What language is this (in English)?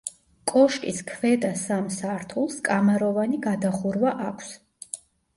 Georgian